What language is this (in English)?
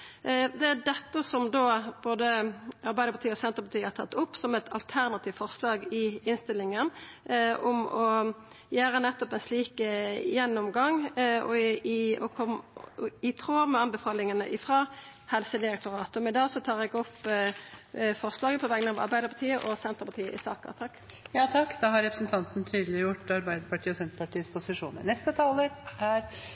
Norwegian